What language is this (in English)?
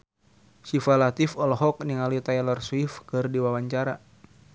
Sundanese